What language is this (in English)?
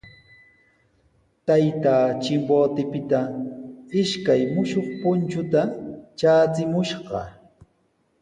Sihuas Ancash Quechua